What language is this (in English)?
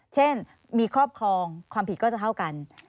Thai